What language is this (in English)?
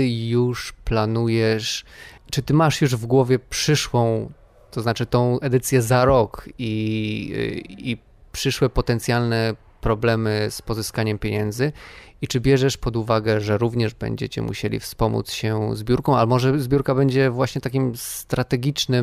Polish